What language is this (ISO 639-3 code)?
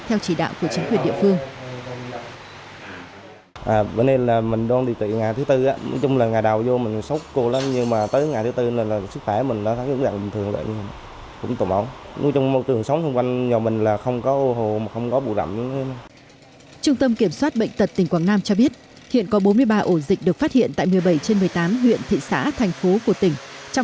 vie